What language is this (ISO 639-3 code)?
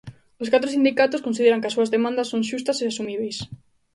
glg